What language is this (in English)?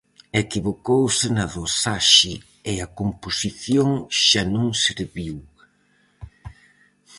Galician